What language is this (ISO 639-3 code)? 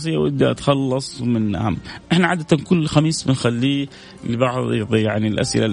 ara